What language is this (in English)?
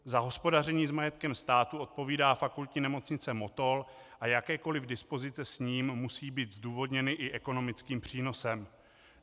Czech